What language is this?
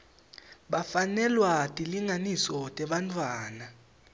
Swati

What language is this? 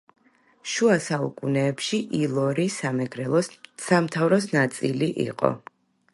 Georgian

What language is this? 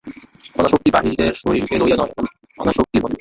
Bangla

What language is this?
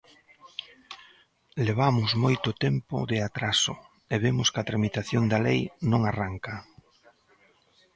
Galician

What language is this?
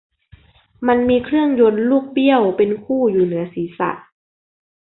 Thai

